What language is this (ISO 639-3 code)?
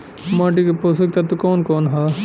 bho